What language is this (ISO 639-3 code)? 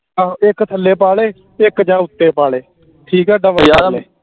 pan